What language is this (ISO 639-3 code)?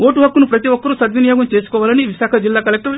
tel